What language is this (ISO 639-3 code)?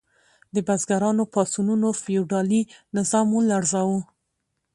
pus